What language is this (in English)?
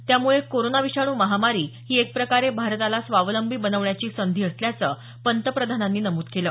Marathi